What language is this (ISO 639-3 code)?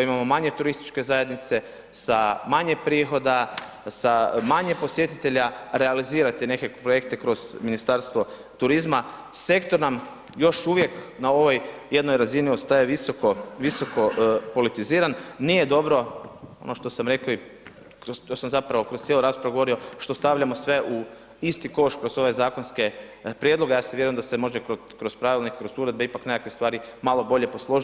hrv